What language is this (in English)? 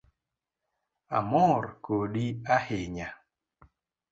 Luo (Kenya and Tanzania)